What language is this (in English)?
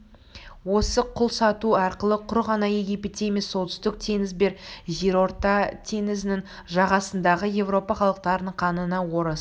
Kazakh